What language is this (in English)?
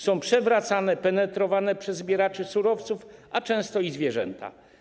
Polish